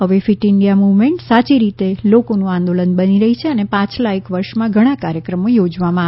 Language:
Gujarati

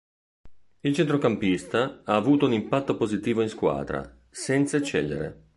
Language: Italian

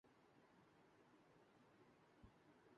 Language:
Urdu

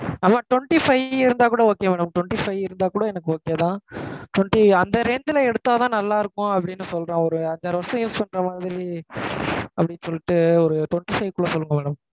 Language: Tamil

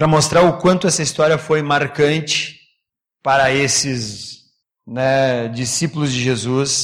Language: Portuguese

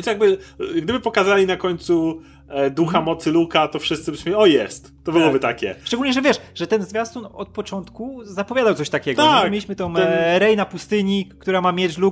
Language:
Polish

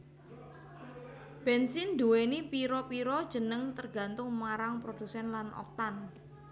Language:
Javanese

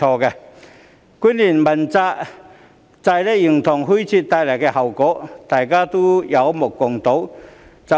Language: Cantonese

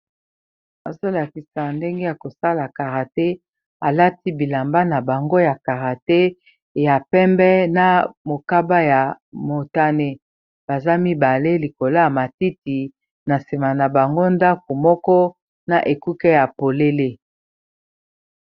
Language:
Lingala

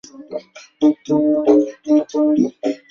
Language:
Swahili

